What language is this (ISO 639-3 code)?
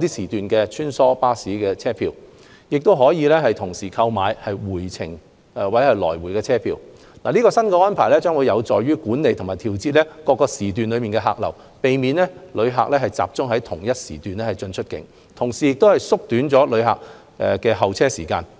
yue